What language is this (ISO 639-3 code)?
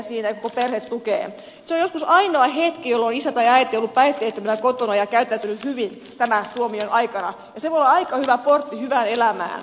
fin